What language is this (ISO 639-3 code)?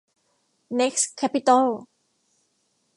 tha